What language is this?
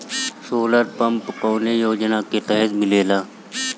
Bhojpuri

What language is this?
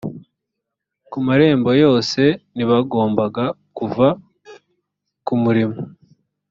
Kinyarwanda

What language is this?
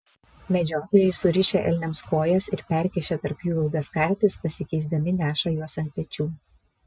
Lithuanian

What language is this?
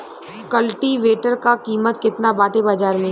Bhojpuri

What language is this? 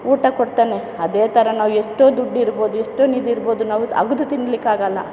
Kannada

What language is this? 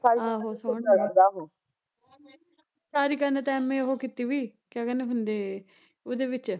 Punjabi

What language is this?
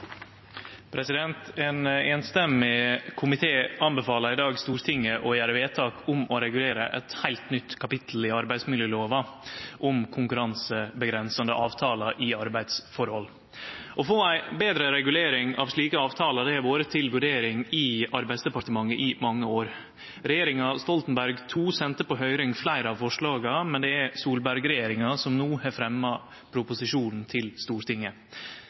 Norwegian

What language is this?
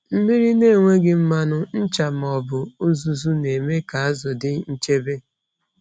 Igbo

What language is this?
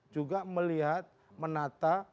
Indonesian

